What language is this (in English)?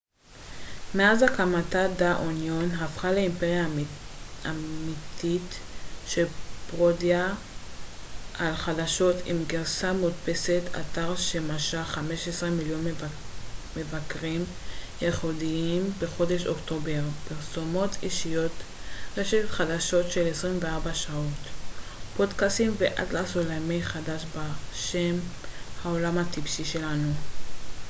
Hebrew